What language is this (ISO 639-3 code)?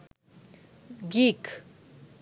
sin